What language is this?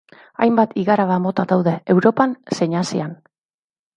Basque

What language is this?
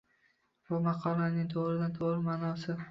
Uzbek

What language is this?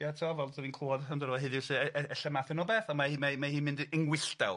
Welsh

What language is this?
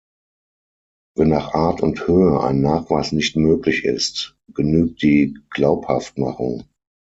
German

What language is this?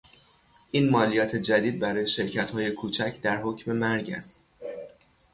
Persian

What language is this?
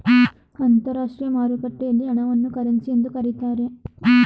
Kannada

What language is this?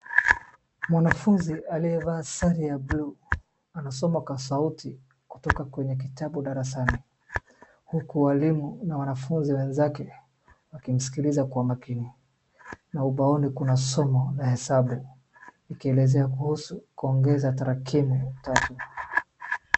Swahili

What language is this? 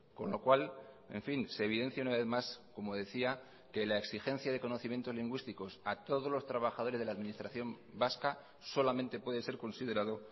Spanish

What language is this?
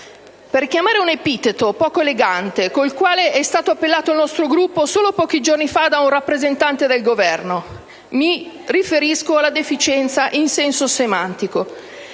Italian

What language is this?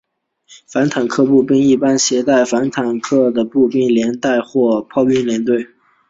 Chinese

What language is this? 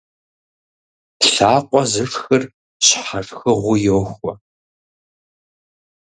Kabardian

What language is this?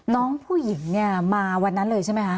Thai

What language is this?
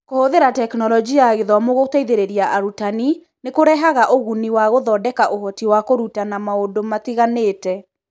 Kikuyu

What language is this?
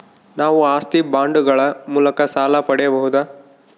Kannada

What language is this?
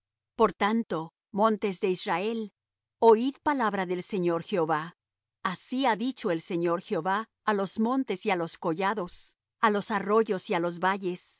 Spanish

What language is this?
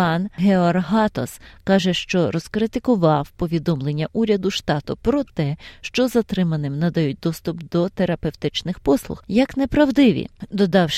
Ukrainian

